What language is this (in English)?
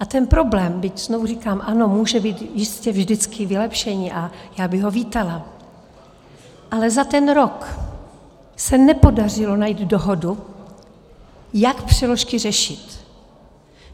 Czech